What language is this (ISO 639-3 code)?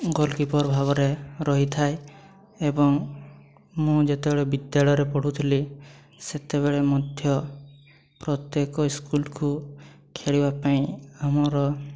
ori